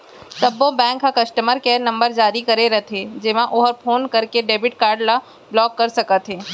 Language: Chhattisgarhi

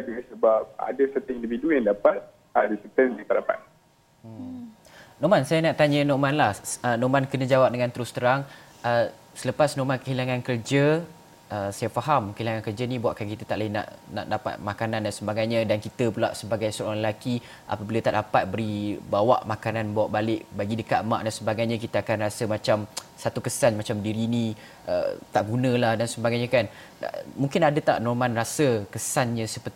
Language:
Malay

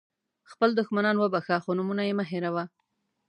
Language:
Pashto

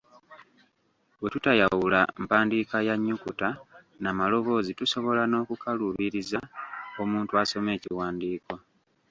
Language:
Ganda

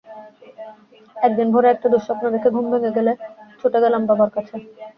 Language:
Bangla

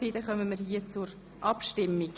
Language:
Swiss German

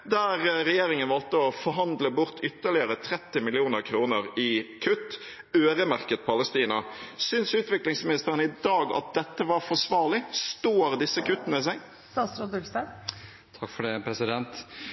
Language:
Norwegian Bokmål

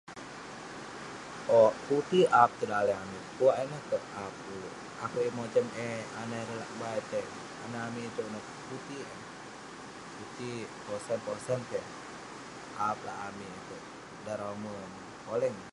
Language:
Western Penan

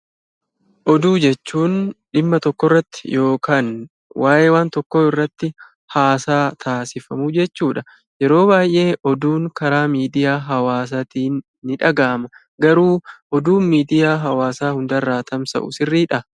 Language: Oromo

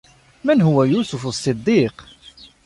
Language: Arabic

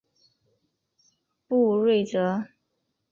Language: Chinese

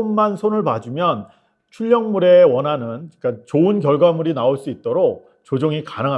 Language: Korean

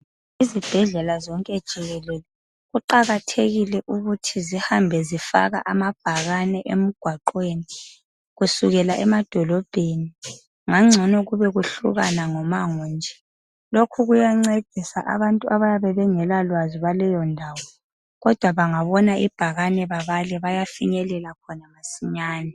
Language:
North Ndebele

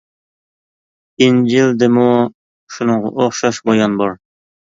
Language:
Uyghur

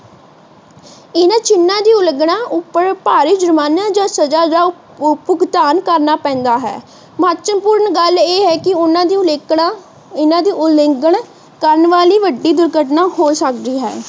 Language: Punjabi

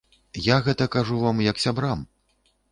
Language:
Belarusian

